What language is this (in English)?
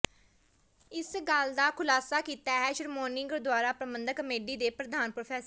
Punjabi